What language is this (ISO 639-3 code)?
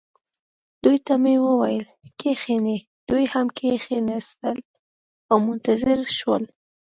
pus